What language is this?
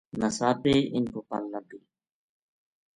Gujari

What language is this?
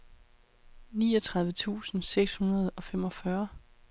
Danish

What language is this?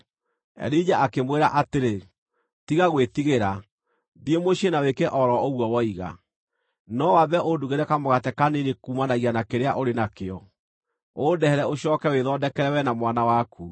Kikuyu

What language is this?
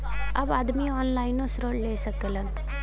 Bhojpuri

